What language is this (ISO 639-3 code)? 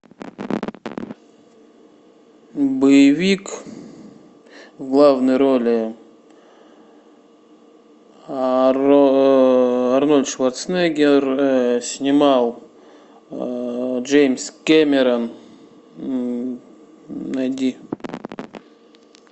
rus